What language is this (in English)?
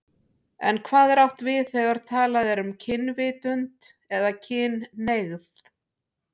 Icelandic